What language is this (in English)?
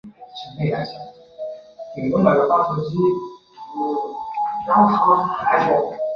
Chinese